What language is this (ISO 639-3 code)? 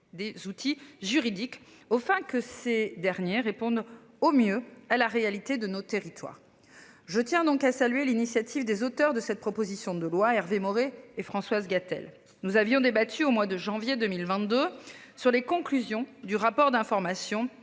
fra